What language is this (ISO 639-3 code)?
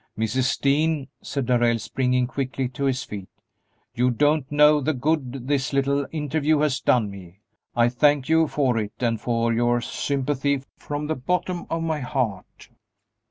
eng